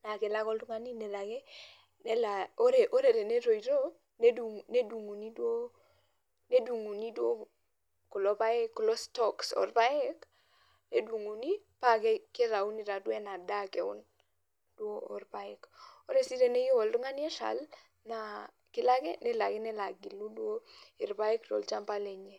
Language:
Masai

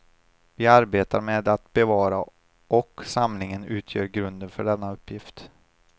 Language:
Swedish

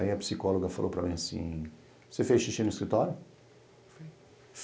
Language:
Portuguese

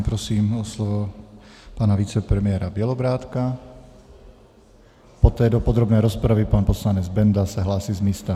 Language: Czech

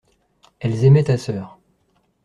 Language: French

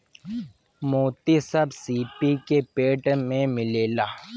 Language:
Bhojpuri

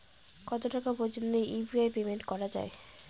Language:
Bangla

